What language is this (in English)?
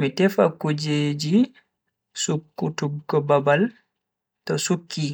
Bagirmi Fulfulde